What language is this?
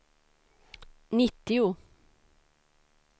Swedish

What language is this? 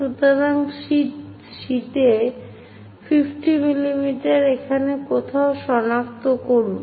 Bangla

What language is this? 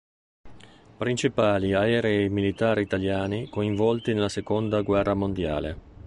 Italian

